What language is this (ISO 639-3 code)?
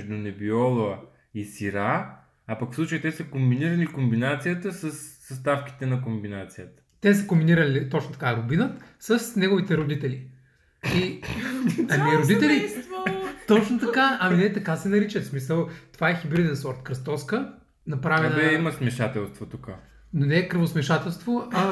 bul